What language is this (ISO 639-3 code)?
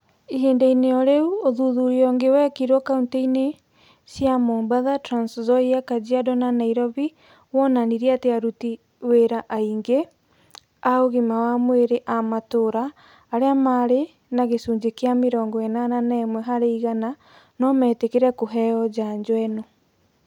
kik